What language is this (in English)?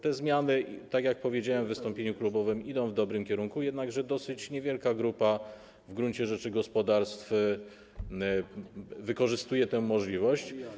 Polish